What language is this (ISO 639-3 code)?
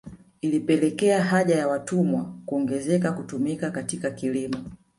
swa